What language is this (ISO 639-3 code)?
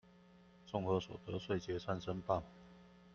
zho